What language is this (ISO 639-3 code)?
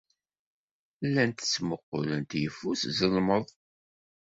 kab